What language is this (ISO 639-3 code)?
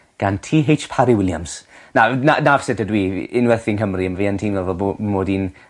cym